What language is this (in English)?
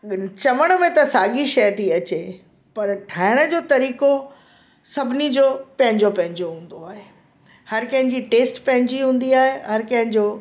Sindhi